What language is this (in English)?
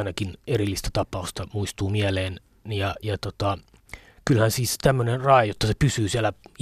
Finnish